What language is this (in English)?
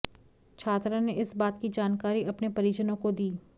Hindi